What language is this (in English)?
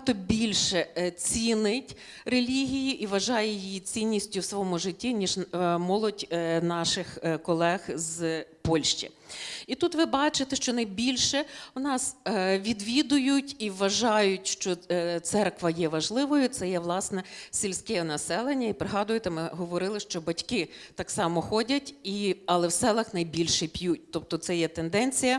Ukrainian